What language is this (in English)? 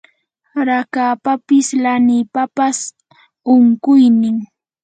Yanahuanca Pasco Quechua